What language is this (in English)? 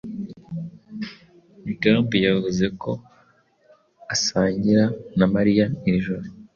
Kinyarwanda